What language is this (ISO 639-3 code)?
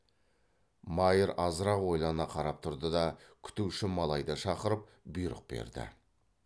kaz